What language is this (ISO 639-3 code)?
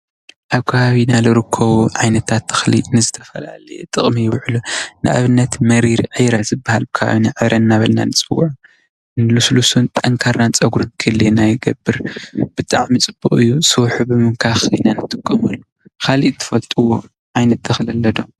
tir